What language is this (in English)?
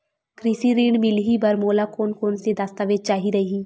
Chhattisgarhi